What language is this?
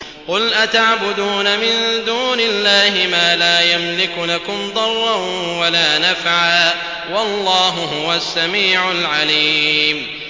Arabic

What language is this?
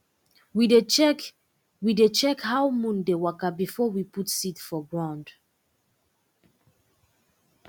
Nigerian Pidgin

